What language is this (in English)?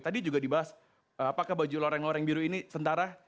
Indonesian